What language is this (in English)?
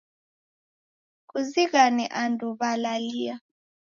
Taita